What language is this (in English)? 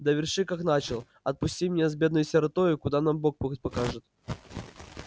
Russian